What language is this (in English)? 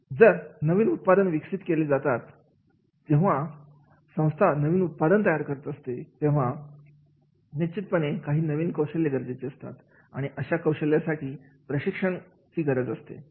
Marathi